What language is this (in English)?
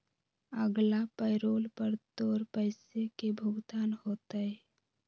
Magahi